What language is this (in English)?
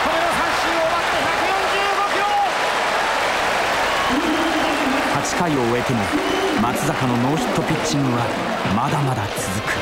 Japanese